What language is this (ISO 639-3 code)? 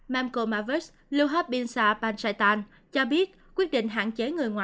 vie